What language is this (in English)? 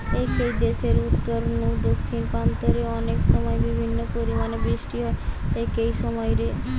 Bangla